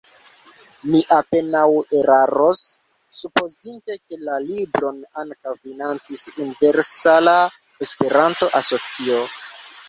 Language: Esperanto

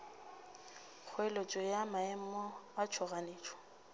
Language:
Northern Sotho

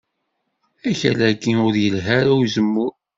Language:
Kabyle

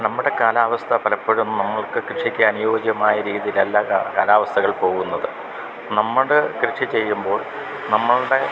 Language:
Malayalam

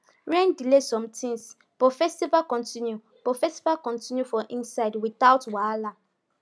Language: Nigerian Pidgin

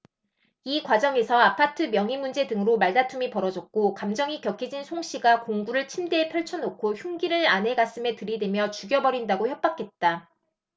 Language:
Korean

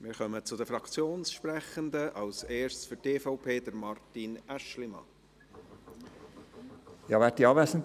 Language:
Swiss German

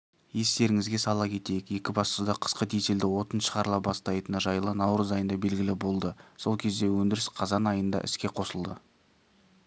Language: Kazakh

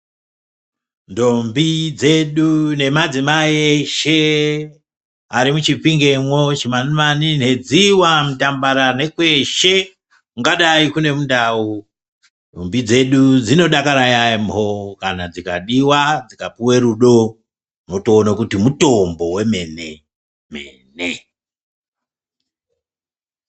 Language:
Ndau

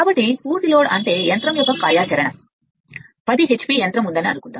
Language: Telugu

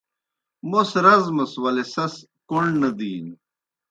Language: Kohistani Shina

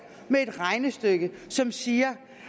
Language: Danish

